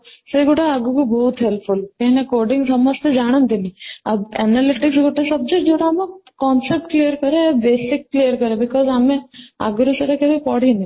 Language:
Odia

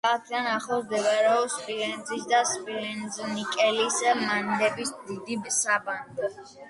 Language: Georgian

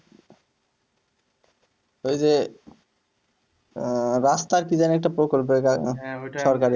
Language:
Bangla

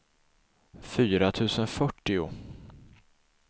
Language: Swedish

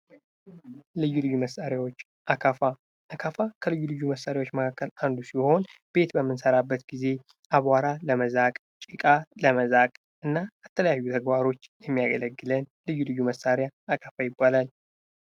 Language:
Amharic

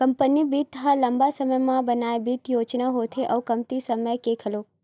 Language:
Chhattisgarhi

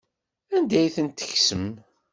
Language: Kabyle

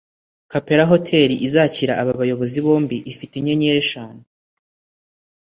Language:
Kinyarwanda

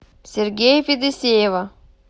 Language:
Russian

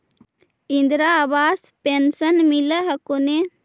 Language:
Magahi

